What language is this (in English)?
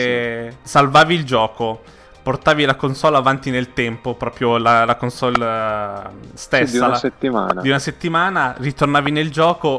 Italian